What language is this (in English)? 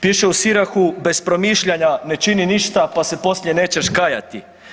Croatian